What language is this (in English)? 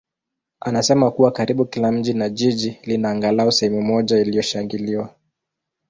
Swahili